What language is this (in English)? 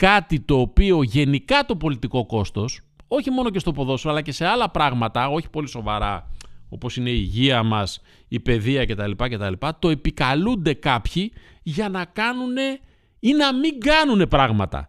Greek